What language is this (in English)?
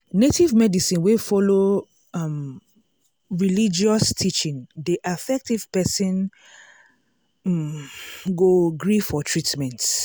Nigerian Pidgin